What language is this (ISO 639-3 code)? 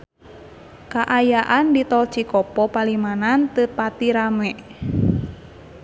sun